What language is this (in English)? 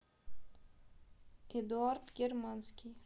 Russian